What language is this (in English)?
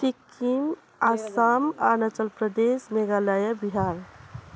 Nepali